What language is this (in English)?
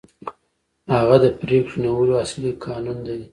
Pashto